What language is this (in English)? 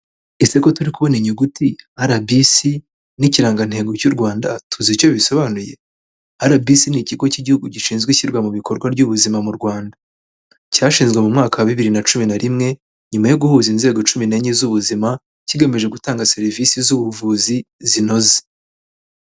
Kinyarwanda